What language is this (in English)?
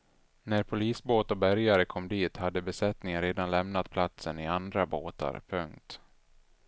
Swedish